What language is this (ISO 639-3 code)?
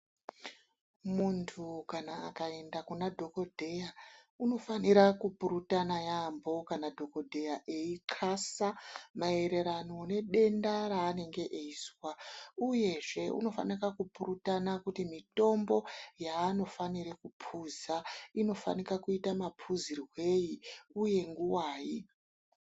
ndc